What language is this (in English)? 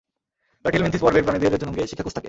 Bangla